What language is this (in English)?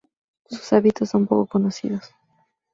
Spanish